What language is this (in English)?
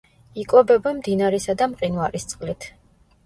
Georgian